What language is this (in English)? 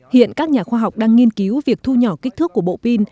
Vietnamese